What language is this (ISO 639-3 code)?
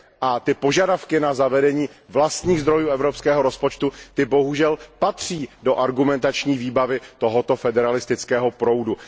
ces